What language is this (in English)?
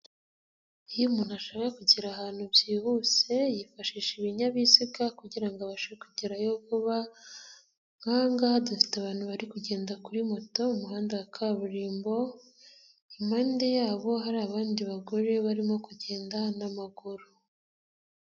Kinyarwanda